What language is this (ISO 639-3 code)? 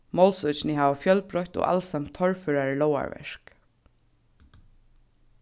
fao